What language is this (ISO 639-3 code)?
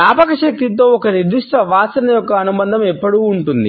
tel